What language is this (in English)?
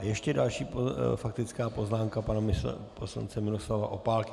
Czech